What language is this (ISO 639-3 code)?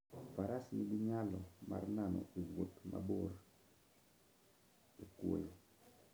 luo